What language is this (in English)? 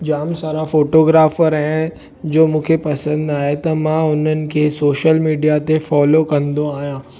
Sindhi